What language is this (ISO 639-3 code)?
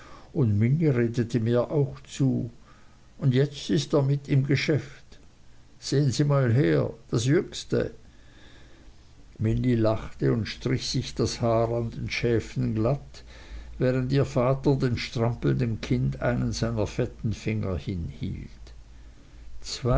deu